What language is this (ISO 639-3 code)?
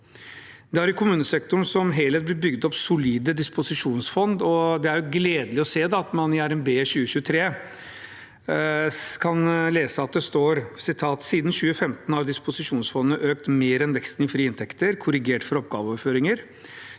nor